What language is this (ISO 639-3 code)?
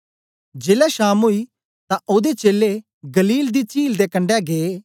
doi